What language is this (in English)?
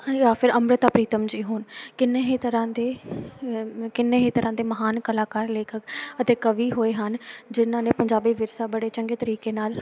Punjabi